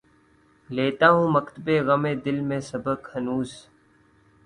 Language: Urdu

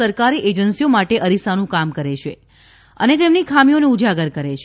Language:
Gujarati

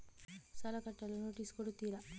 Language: Kannada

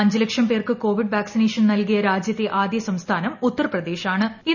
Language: Malayalam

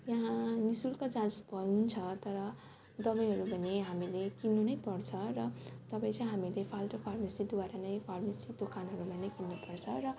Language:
Nepali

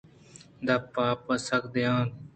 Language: Eastern Balochi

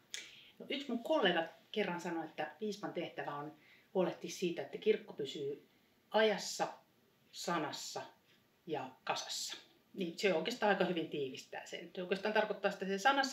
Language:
Finnish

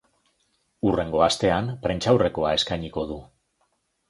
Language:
Basque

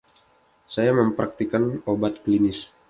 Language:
Indonesian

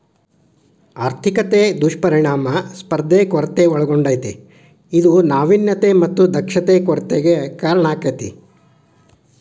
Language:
Kannada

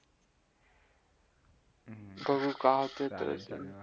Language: Marathi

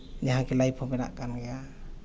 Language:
Santali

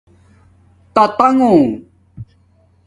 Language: Domaaki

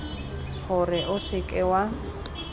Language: Tswana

